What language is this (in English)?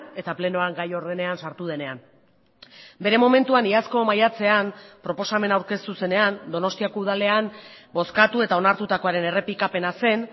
Basque